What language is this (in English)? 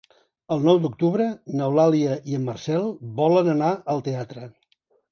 Catalan